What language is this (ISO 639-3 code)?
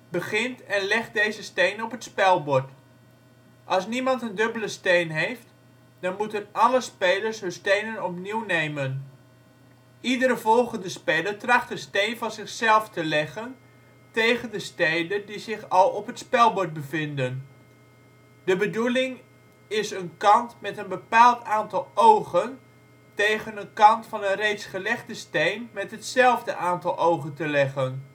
nld